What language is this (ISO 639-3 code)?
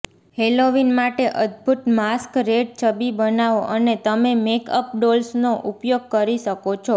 guj